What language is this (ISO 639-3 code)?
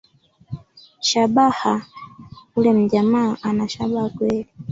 swa